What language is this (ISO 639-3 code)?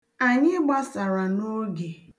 ibo